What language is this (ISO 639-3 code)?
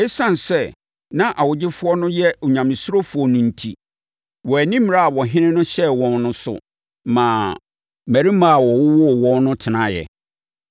aka